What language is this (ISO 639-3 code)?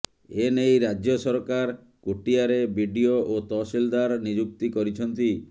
ori